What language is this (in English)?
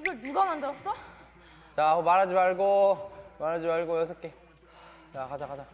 Korean